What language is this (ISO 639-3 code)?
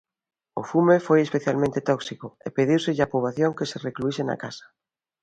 glg